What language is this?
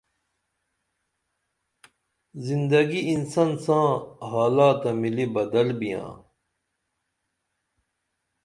Dameli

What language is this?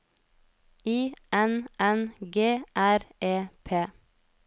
Norwegian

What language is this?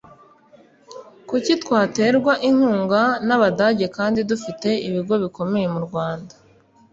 Kinyarwanda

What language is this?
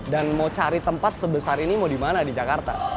Indonesian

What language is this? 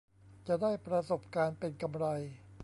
Thai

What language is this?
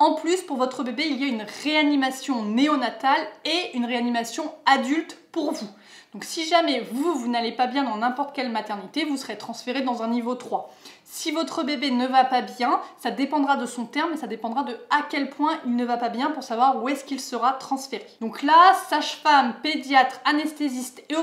French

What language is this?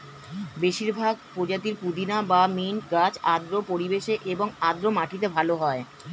Bangla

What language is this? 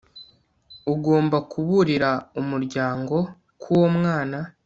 Kinyarwanda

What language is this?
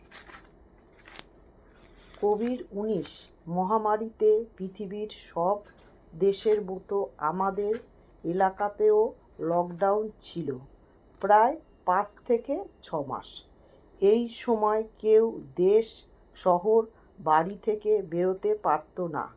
Bangla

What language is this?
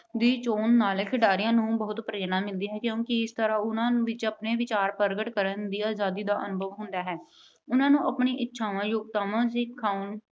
Punjabi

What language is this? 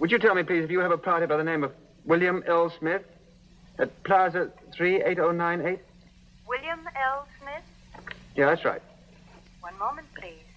English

